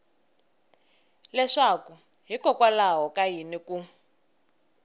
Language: Tsonga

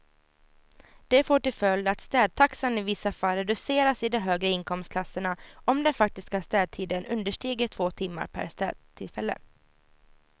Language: Swedish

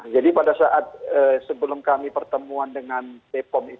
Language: Indonesian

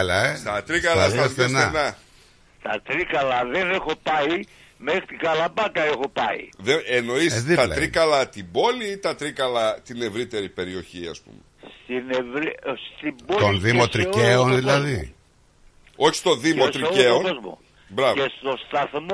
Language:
Greek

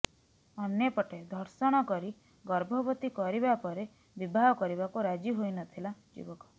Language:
Odia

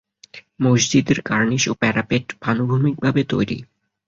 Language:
Bangla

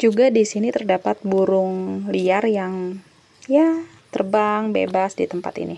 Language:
Indonesian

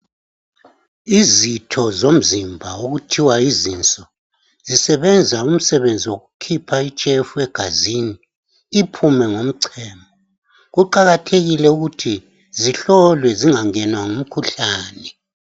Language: North Ndebele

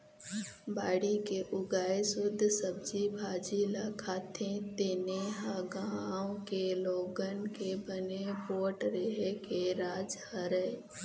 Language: Chhattisgarhi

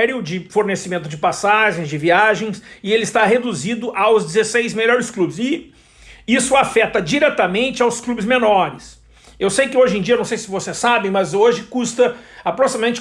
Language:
Portuguese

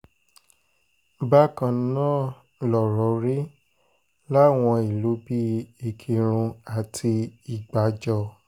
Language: Yoruba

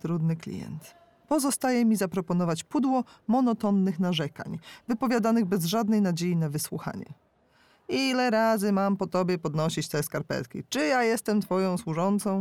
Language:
Polish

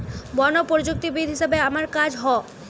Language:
Bangla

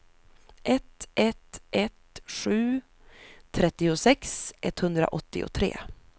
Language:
Swedish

